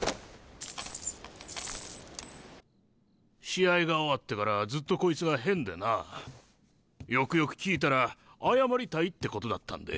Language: Japanese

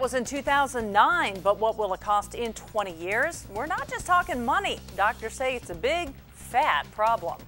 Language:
English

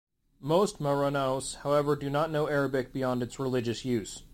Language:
English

